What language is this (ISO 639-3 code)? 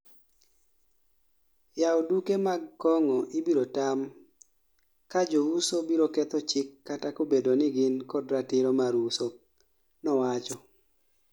luo